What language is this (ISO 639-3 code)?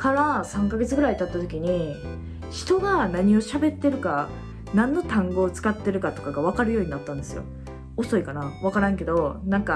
jpn